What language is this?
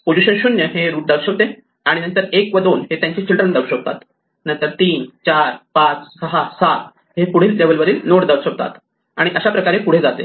Marathi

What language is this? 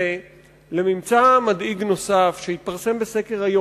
Hebrew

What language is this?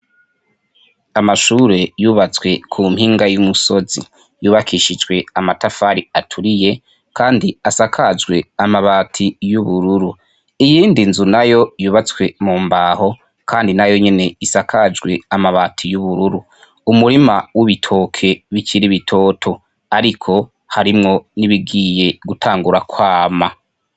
Rundi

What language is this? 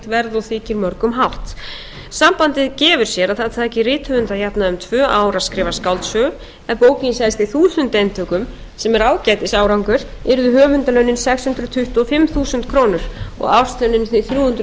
Icelandic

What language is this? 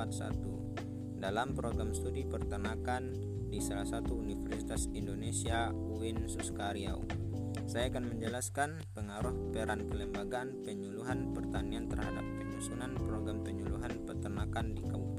Indonesian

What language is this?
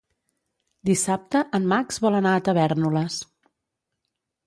Catalan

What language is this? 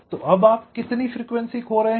Hindi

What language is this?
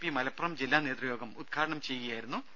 Malayalam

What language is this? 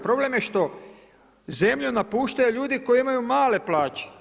Croatian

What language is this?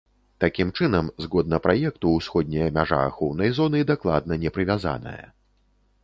Belarusian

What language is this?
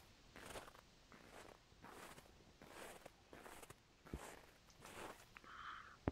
French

